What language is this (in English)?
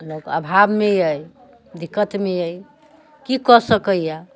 Maithili